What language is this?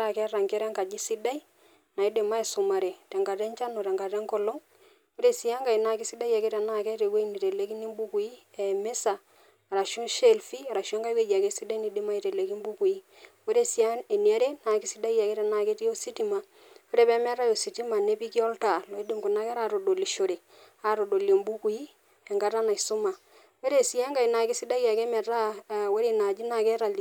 Masai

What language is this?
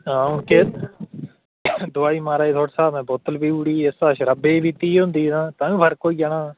Dogri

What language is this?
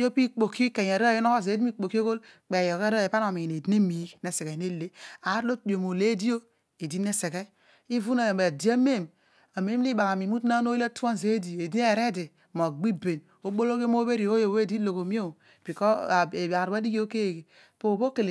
Odual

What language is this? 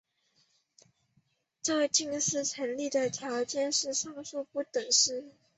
Chinese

